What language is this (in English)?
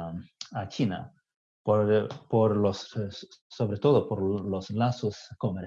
Spanish